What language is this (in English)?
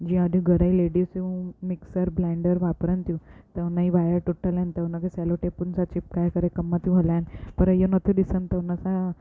Sindhi